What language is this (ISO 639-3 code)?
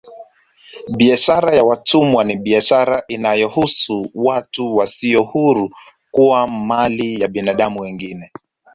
swa